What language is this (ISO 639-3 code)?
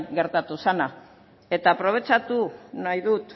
eus